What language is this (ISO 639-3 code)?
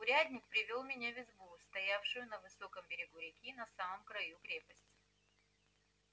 rus